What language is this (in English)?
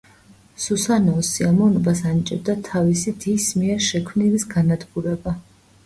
Georgian